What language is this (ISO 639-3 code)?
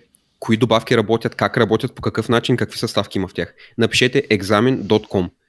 bul